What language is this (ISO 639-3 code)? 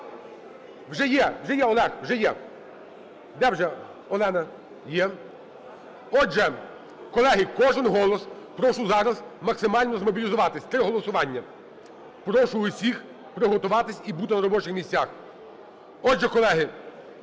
ukr